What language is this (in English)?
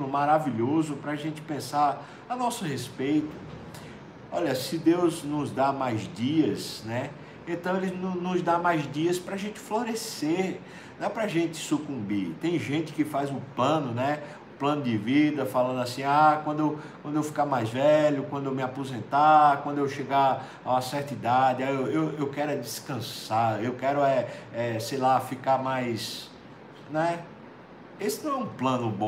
Portuguese